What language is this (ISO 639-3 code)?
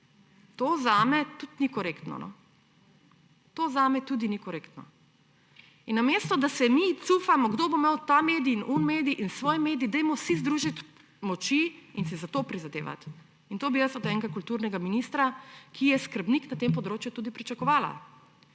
slv